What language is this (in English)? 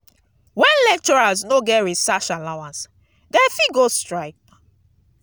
Nigerian Pidgin